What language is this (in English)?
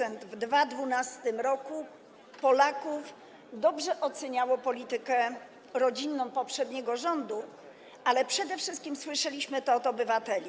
Polish